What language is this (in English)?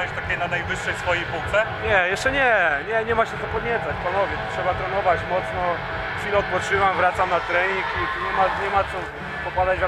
Polish